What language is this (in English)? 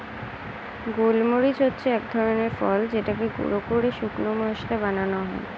Bangla